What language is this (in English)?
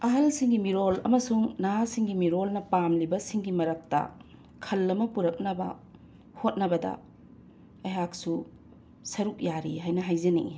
Manipuri